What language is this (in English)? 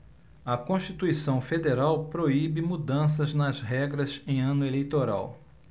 Portuguese